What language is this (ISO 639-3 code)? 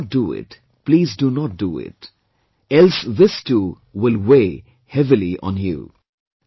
eng